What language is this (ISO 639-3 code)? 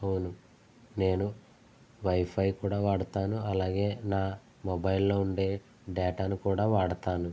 tel